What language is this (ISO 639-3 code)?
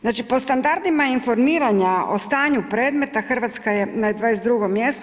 hrv